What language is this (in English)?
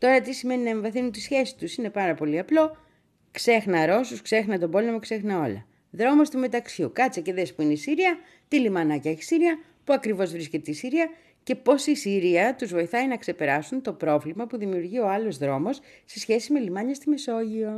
Greek